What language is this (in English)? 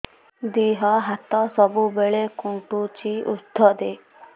Odia